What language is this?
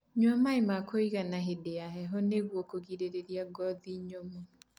Kikuyu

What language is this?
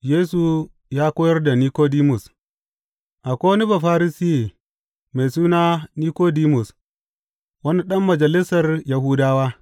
Hausa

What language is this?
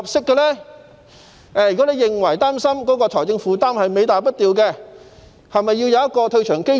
Cantonese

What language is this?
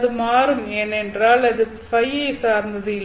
Tamil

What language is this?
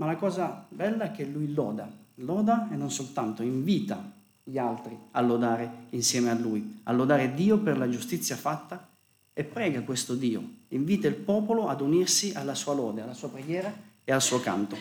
Italian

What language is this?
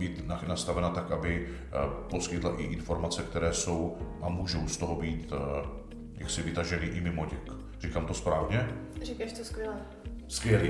Czech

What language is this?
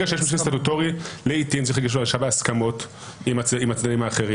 Hebrew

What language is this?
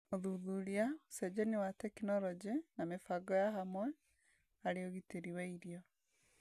Kikuyu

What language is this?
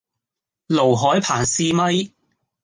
Cantonese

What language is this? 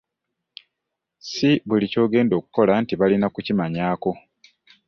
Ganda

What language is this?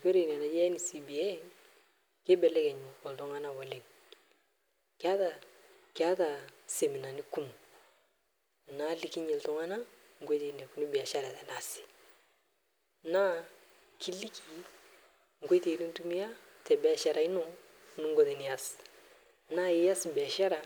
Masai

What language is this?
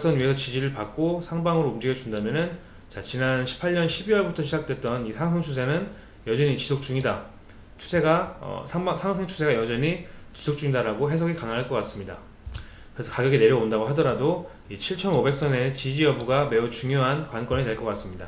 Korean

